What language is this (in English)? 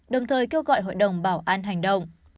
Vietnamese